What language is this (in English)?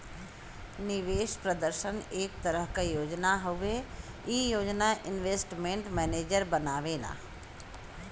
Bhojpuri